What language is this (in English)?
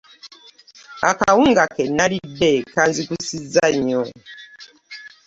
Ganda